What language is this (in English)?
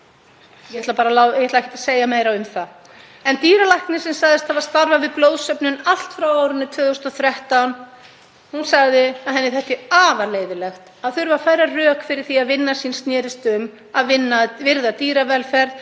Icelandic